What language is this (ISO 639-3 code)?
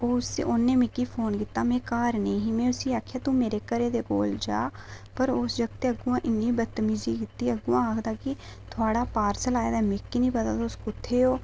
doi